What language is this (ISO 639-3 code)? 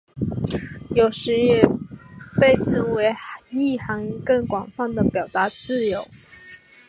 zho